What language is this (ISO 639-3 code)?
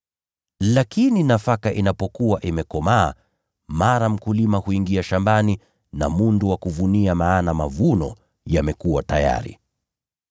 swa